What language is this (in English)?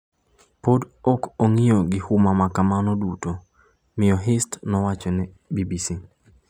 Luo (Kenya and Tanzania)